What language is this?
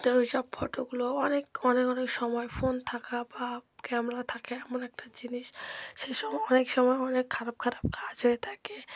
Bangla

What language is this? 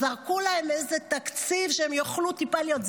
Hebrew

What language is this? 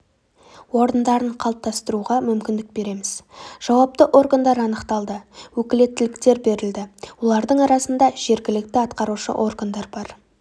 Kazakh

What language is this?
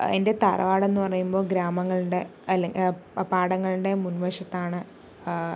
Malayalam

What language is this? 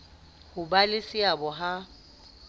Southern Sotho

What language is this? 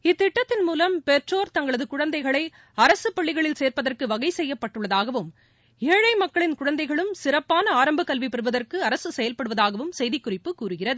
Tamil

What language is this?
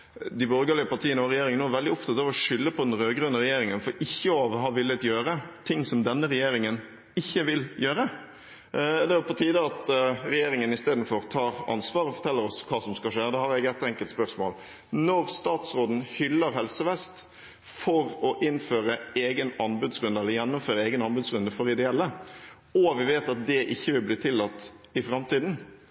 Norwegian Bokmål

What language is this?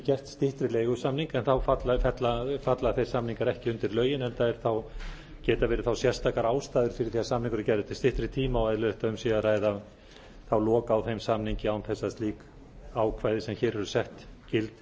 Icelandic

